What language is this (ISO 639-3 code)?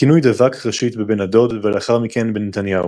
heb